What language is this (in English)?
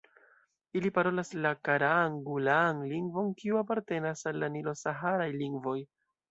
Esperanto